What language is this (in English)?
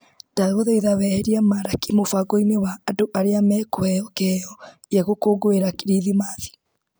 Kikuyu